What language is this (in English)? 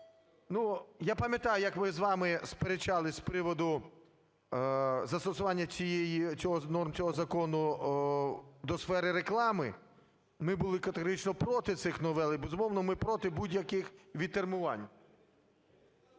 Ukrainian